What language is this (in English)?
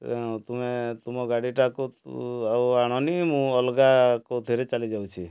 Odia